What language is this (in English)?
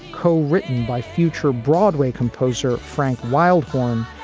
English